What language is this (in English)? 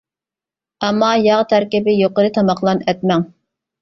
Uyghur